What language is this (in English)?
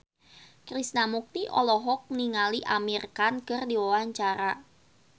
Sundanese